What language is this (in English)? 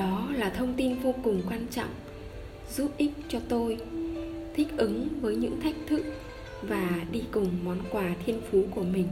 Vietnamese